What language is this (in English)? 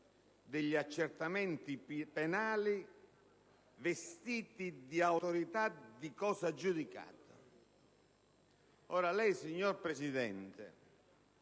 Italian